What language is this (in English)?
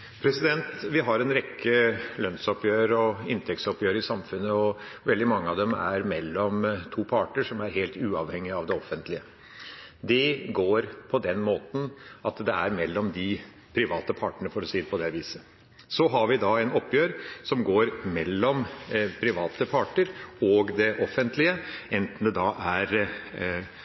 Norwegian Bokmål